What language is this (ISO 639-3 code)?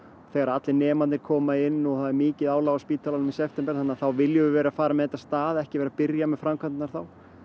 isl